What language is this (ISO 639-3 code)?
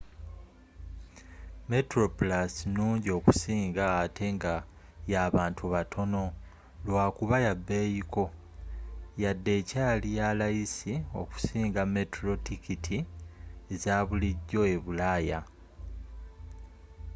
lug